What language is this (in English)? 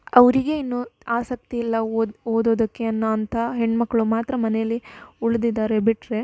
Kannada